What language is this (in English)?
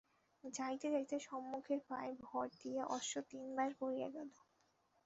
Bangla